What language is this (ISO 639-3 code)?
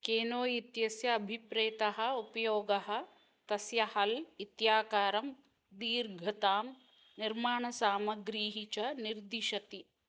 san